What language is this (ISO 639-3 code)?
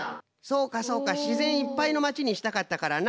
jpn